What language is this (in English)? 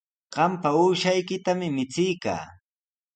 Sihuas Ancash Quechua